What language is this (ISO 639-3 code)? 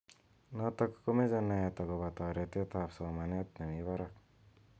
kln